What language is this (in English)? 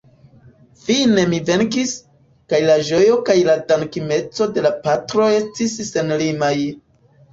Esperanto